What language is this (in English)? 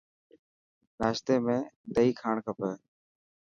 Dhatki